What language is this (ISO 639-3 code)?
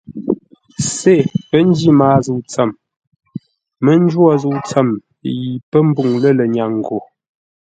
nla